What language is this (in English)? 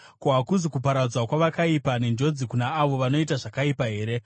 Shona